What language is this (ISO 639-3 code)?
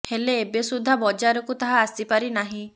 ori